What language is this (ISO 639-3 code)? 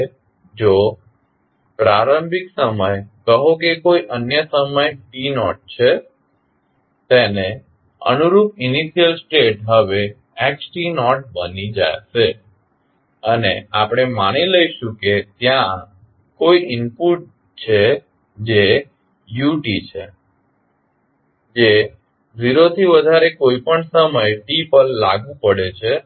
guj